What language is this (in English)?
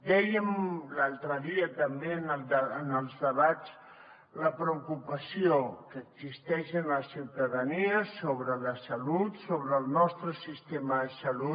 Catalan